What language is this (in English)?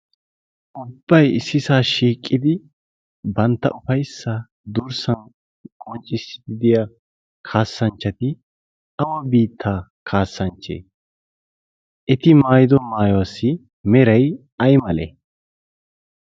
Wolaytta